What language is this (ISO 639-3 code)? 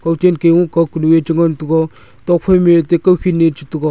nnp